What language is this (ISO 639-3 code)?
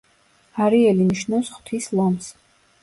kat